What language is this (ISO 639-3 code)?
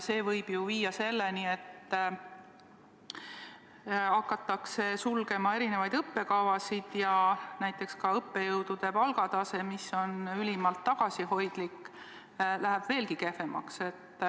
est